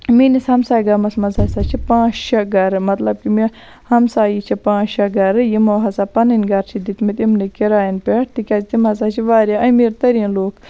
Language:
Kashmiri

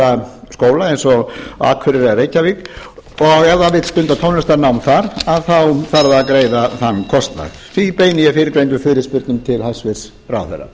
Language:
Icelandic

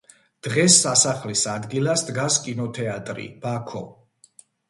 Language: Georgian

